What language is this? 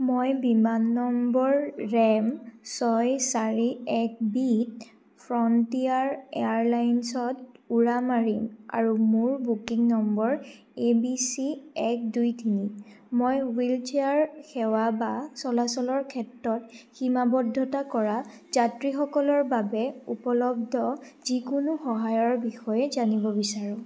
Assamese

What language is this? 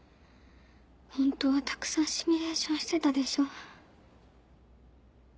Japanese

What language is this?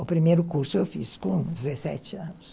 Portuguese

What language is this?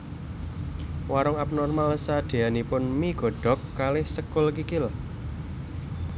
Javanese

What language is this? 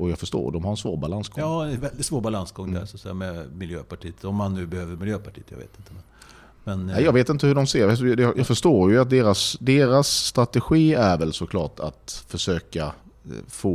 Swedish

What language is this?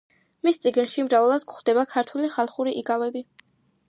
Georgian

